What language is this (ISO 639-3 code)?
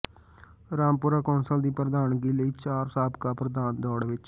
pan